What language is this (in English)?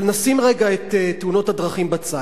Hebrew